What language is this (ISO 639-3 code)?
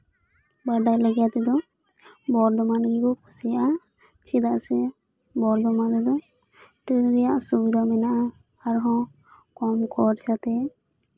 sat